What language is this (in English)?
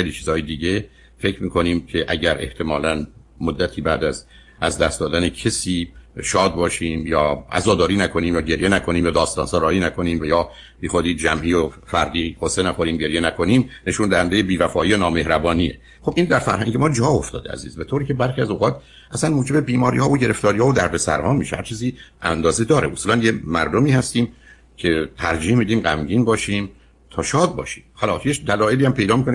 Persian